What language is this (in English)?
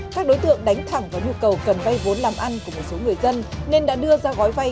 Vietnamese